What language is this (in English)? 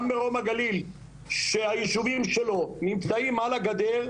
Hebrew